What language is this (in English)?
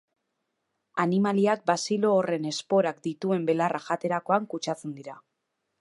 Basque